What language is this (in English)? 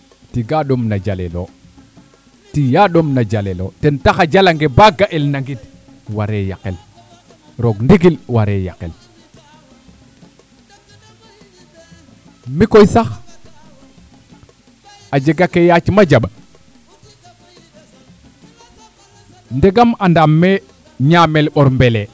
Serer